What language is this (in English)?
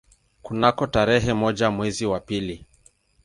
Swahili